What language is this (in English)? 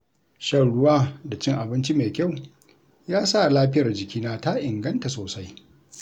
Hausa